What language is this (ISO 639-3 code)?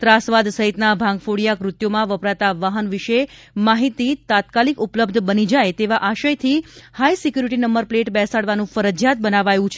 guj